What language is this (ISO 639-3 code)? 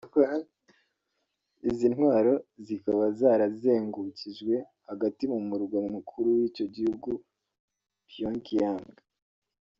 kin